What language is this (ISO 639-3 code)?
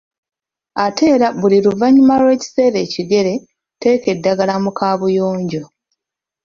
lug